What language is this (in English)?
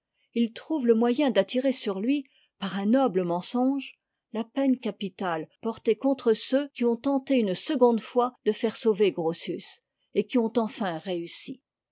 French